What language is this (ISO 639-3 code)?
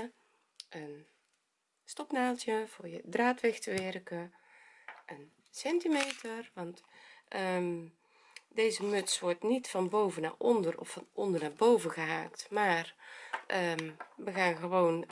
nld